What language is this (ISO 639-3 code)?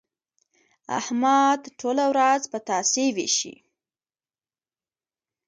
pus